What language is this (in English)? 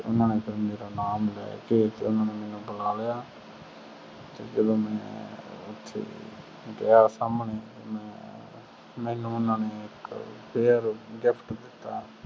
Punjabi